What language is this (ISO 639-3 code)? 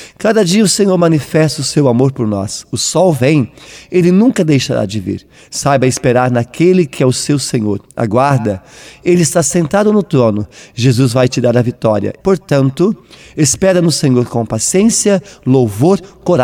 por